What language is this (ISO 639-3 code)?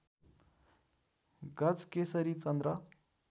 nep